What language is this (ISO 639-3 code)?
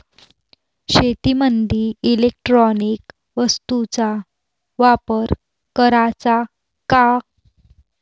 mar